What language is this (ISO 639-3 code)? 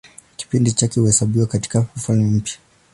swa